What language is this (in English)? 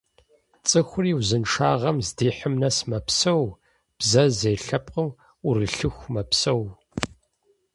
Kabardian